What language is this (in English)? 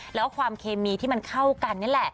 Thai